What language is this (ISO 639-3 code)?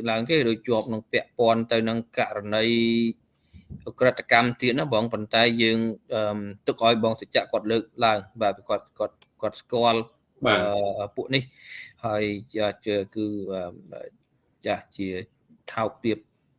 vie